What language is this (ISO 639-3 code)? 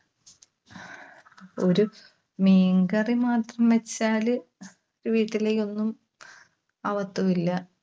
mal